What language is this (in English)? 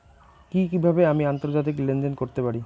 Bangla